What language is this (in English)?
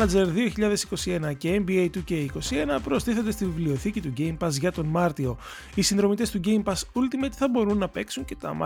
Greek